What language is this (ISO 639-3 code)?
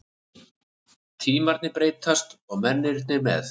isl